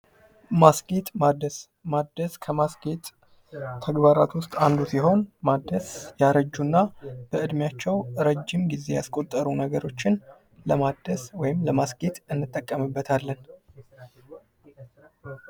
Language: Amharic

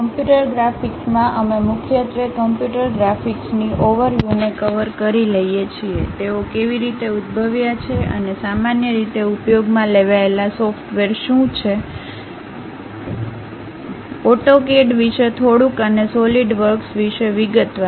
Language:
Gujarati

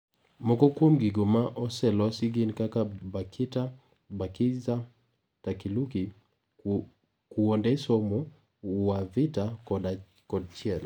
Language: Luo (Kenya and Tanzania)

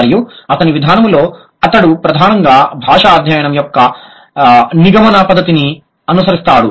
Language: Telugu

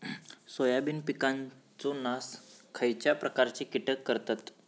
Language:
Marathi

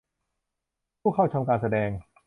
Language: Thai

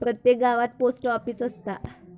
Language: Marathi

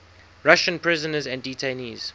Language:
English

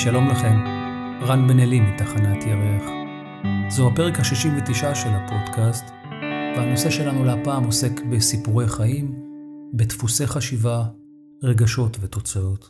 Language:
Hebrew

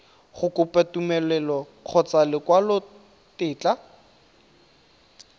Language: Tswana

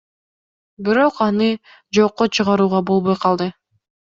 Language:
Kyrgyz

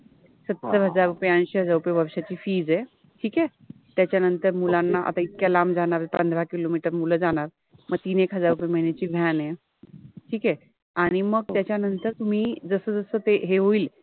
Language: Marathi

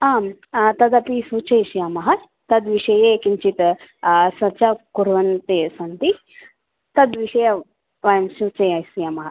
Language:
Sanskrit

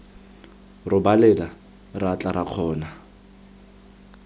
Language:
Tswana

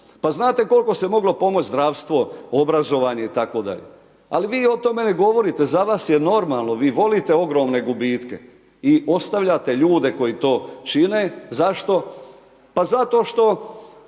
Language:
Croatian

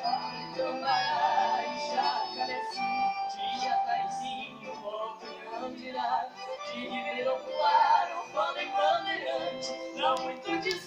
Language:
Portuguese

